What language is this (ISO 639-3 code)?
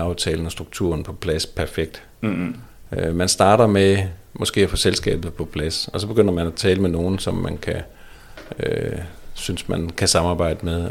dan